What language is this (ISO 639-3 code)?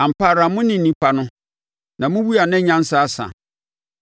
aka